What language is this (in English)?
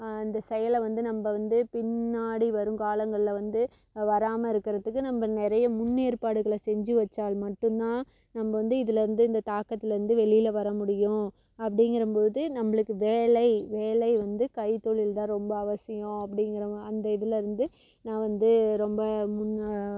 Tamil